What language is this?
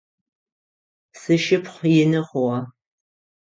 Adyghe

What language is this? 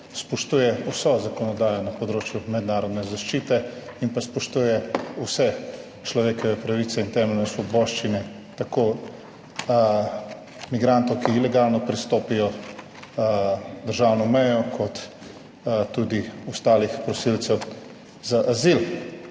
Slovenian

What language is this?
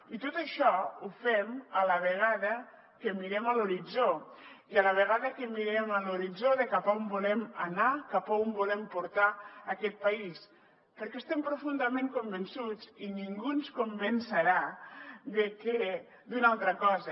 Catalan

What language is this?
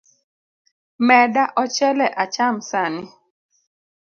Luo (Kenya and Tanzania)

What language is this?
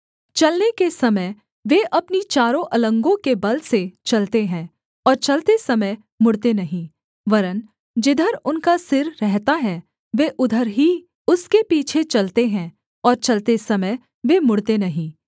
Hindi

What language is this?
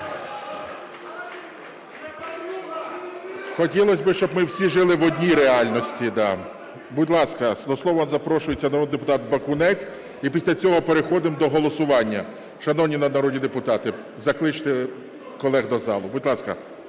Ukrainian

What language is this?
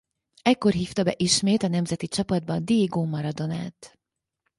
Hungarian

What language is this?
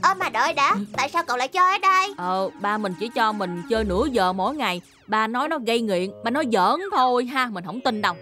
Vietnamese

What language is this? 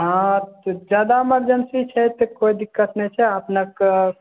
Maithili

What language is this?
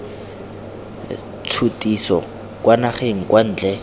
Tswana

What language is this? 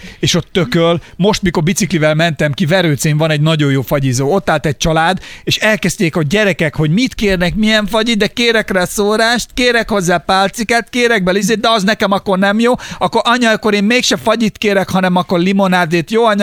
Hungarian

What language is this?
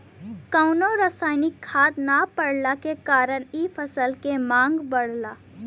Bhojpuri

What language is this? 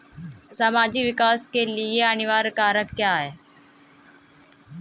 Hindi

